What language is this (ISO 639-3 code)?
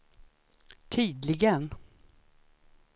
swe